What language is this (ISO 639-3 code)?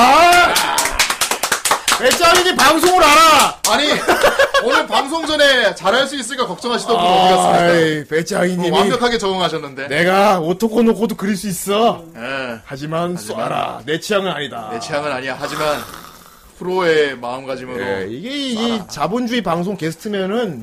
kor